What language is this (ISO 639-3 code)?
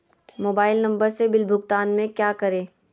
mag